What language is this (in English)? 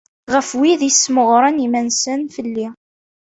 Kabyle